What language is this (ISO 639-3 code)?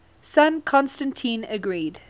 eng